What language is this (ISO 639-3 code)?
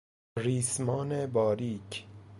fas